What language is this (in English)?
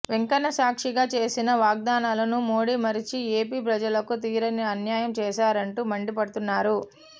Telugu